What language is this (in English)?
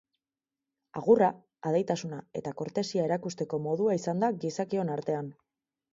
Basque